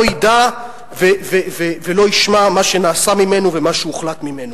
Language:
Hebrew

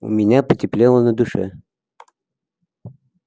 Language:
Russian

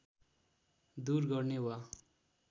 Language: Nepali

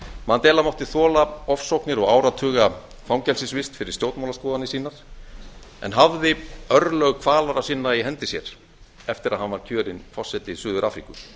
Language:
Icelandic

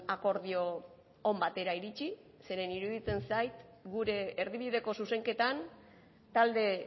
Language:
Basque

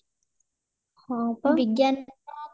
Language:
Odia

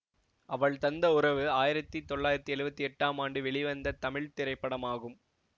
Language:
Tamil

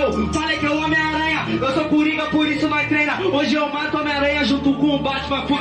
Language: Portuguese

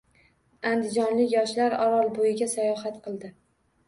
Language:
Uzbek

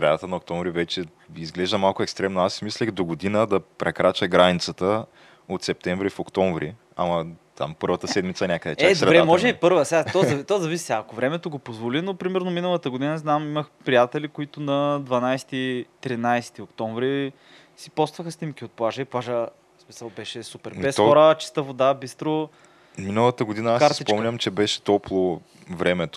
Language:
Bulgarian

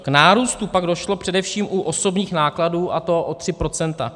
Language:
Czech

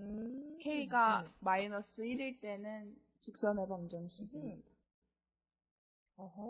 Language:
Korean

